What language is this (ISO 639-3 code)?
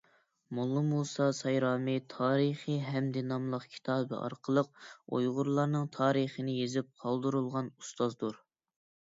uig